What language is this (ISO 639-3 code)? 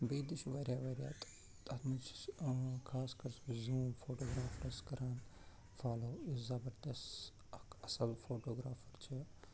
kas